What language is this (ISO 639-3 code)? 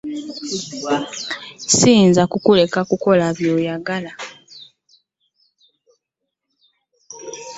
lug